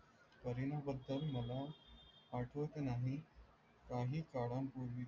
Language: Marathi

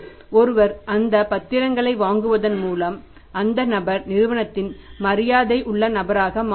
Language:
Tamil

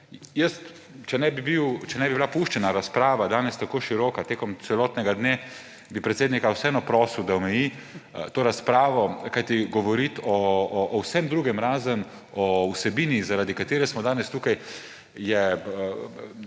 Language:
Slovenian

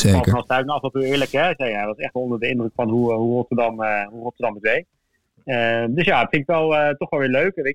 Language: Dutch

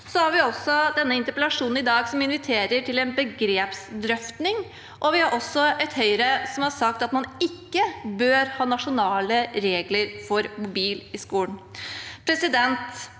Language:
Norwegian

